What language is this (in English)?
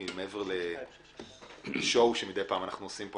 Hebrew